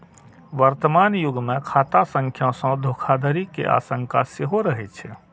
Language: Maithili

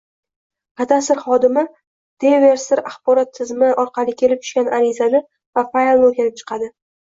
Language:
Uzbek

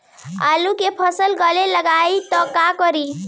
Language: Bhojpuri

